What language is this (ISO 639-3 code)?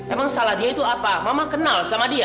ind